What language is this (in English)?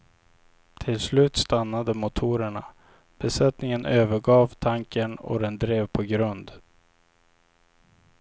Swedish